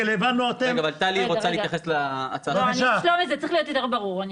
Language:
Hebrew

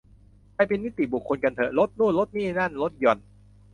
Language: Thai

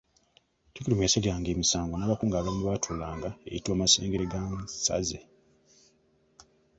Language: Ganda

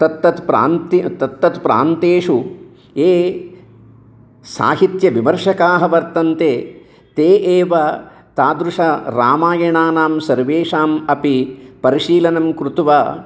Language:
Sanskrit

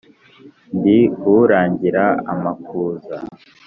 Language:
Kinyarwanda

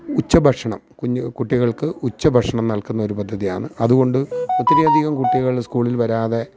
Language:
Malayalam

